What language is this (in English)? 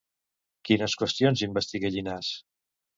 Catalan